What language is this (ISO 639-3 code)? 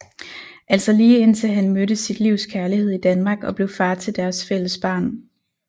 dan